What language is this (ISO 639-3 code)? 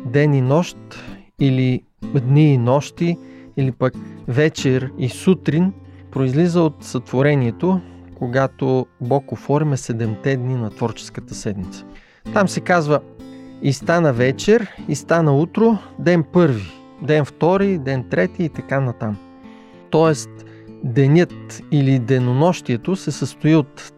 bul